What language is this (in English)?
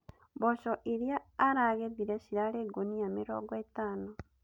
Kikuyu